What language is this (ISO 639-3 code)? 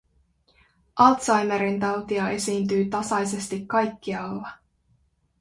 fin